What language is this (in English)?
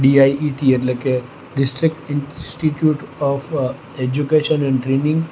Gujarati